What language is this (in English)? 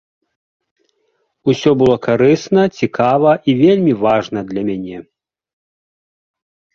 Belarusian